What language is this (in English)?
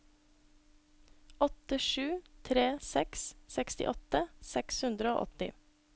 Norwegian